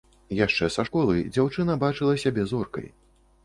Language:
Belarusian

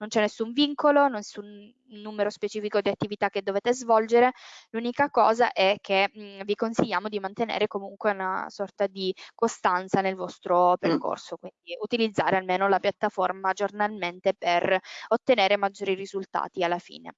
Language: Italian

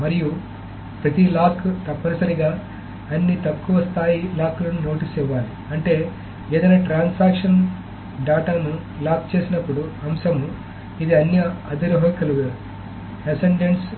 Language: Telugu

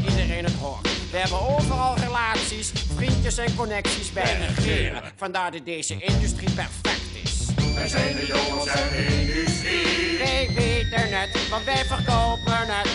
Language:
Dutch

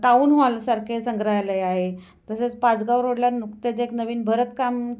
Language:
Marathi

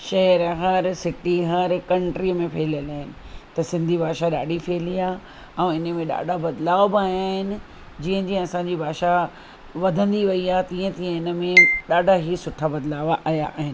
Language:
Sindhi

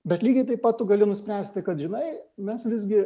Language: Lithuanian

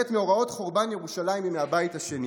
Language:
Hebrew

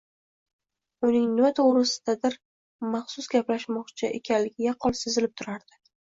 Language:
Uzbek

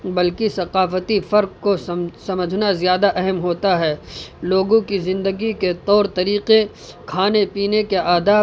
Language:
Urdu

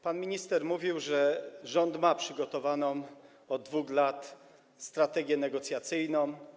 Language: Polish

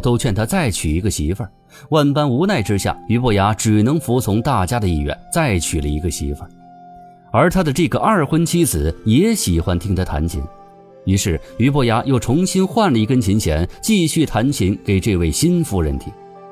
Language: Chinese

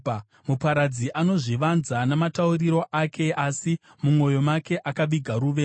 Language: Shona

